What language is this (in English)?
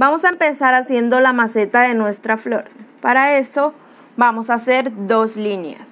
Spanish